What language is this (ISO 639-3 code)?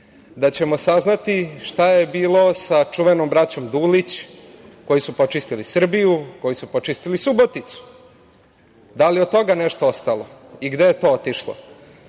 srp